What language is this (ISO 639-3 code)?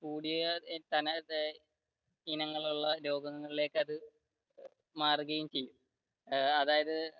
mal